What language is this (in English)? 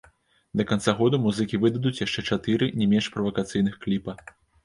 Belarusian